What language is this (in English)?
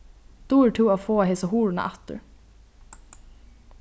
Faroese